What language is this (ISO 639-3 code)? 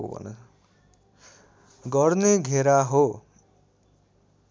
nep